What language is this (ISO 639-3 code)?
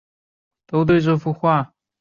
zho